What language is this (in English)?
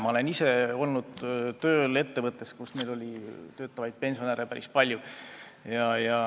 Estonian